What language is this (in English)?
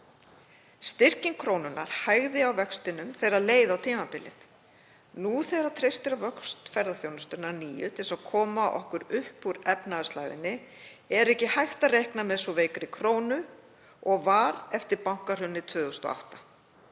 Icelandic